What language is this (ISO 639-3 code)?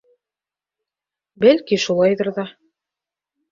bak